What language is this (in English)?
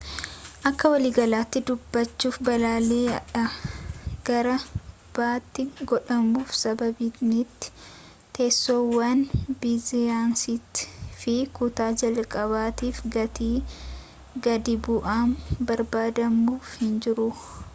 Oromo